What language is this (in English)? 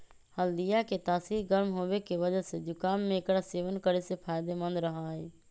Magahi